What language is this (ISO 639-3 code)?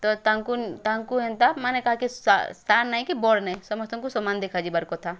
ori